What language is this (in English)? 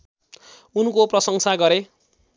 Nepali